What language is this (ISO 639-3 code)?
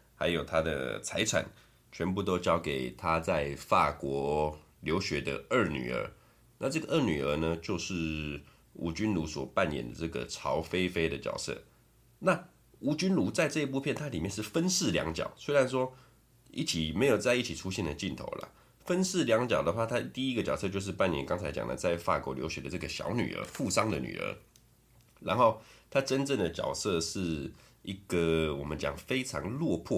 zho